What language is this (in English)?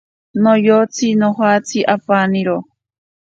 Ashéninka Perené